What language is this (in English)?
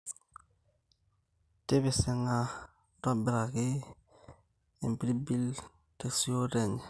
Masai